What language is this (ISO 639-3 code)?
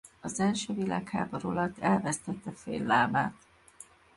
hun